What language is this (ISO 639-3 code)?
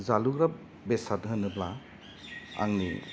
brx